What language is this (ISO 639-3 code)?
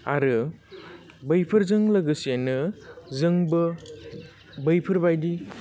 brx